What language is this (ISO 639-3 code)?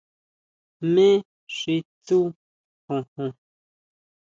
mau